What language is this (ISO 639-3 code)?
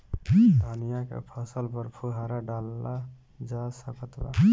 bho